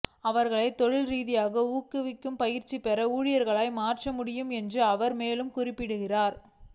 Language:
Tamil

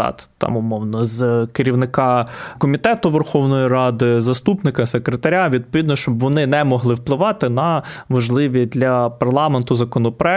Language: Ukrainian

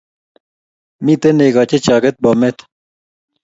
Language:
Kalenjin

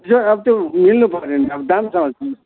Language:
Nepali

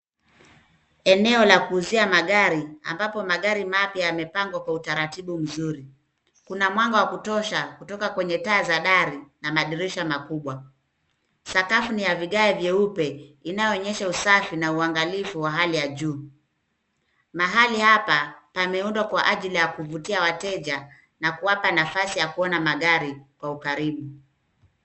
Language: Swahili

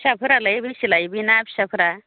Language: Bodo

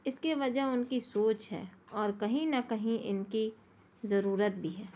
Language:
Urdu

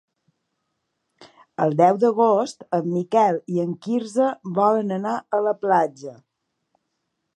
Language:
Catalan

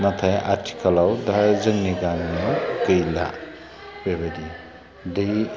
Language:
Bodo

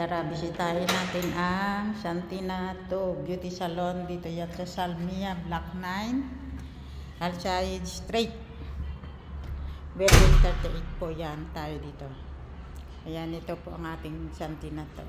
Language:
Filipino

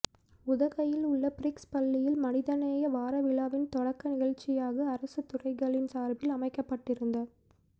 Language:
Tamil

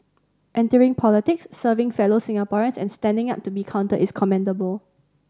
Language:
English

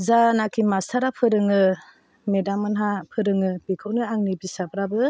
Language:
Bodo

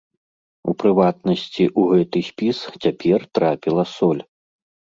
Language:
Belarusian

